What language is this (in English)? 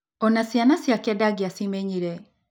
Kikuyu